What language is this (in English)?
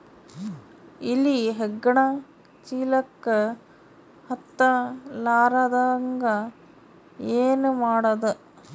Kannada